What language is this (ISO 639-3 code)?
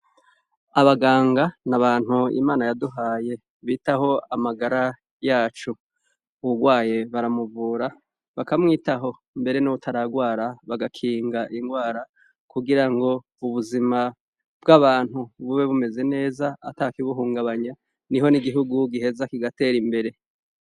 run